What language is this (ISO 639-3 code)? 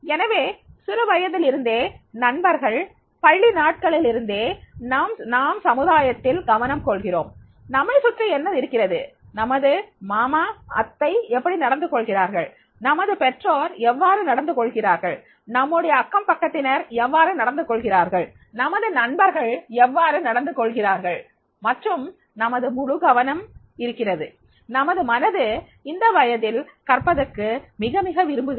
tam